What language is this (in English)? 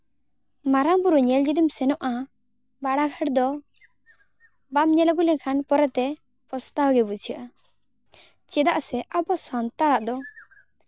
Santali